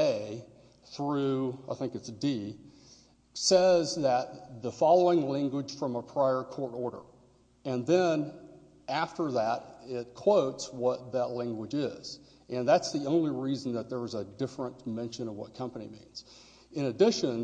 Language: English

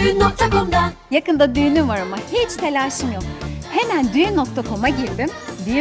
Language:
Turkish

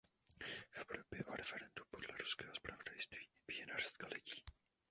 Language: Czech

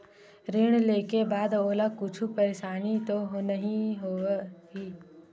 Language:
Chhattisgarhi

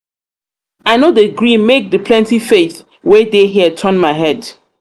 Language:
Nigerian Pidgin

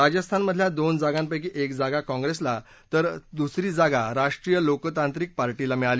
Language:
Marathi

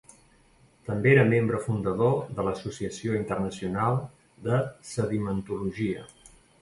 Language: Catalan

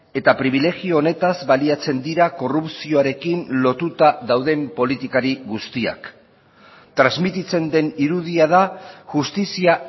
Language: Basque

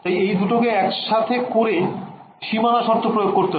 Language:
Bangla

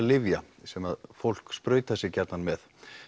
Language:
Icelandic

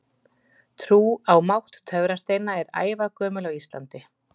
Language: Icelandic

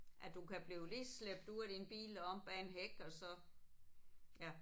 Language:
Danish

